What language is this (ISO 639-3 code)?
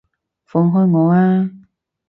yue